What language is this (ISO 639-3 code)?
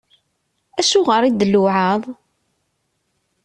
kab